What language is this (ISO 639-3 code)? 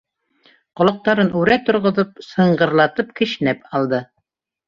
bak